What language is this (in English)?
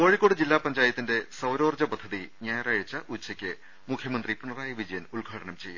Malayalam